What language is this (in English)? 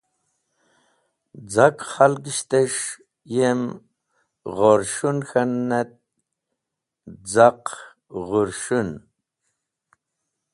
Wakhi